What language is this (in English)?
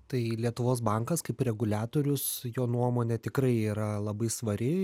Lithuanian